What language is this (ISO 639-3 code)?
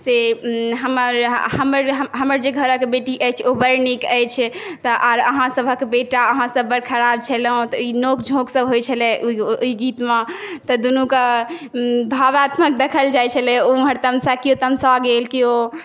mai